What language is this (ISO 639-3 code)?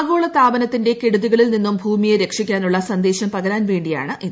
mal